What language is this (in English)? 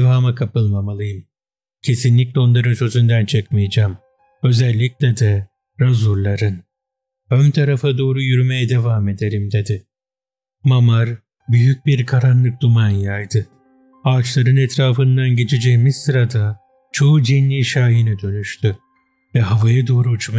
Turkish